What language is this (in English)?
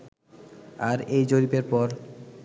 Bangla